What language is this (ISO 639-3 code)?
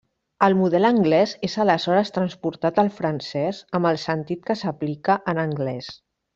cat